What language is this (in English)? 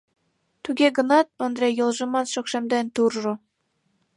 Mari